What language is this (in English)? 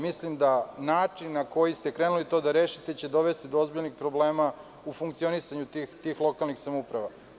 Serbian